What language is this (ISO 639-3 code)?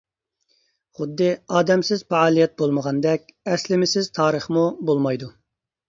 uig